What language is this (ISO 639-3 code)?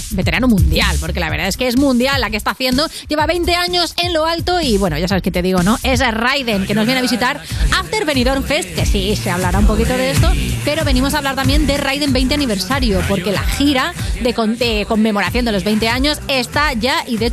spa